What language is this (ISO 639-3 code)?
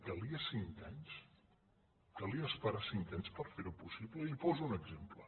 cat